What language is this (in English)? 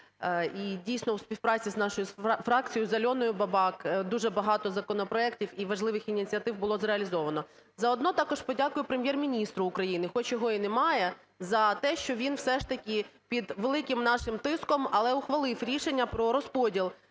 Ukrainian